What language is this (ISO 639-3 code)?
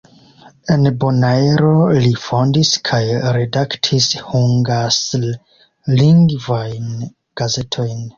epo